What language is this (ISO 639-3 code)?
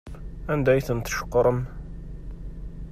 kab